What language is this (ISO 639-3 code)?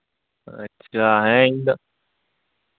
sat